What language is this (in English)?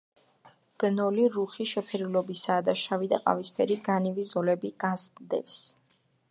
Georgian